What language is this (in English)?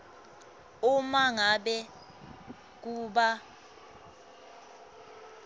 Swati